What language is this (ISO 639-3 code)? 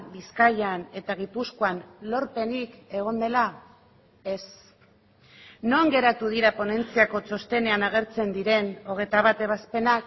eus